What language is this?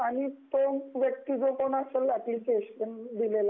Marathi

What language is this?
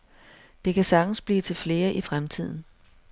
Danish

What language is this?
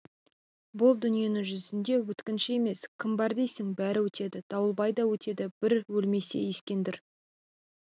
Kazakh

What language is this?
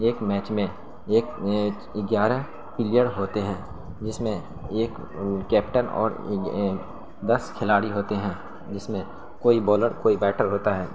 Urdu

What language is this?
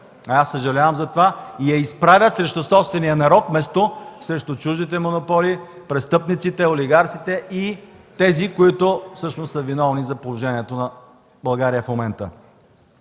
Bulgarian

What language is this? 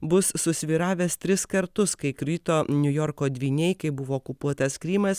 Lithuanian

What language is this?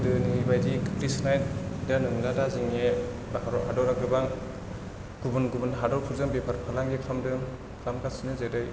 Bodo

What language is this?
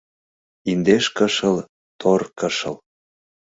Mari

